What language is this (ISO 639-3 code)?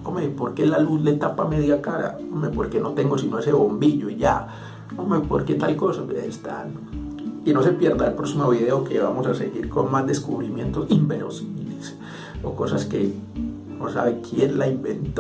spa